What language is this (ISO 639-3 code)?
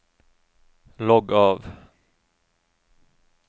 nor